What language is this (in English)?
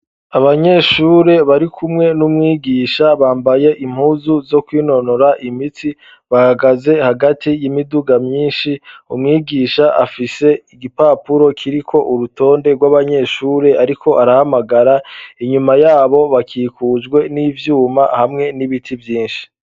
Rundi